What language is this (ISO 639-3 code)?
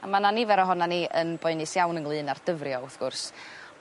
cym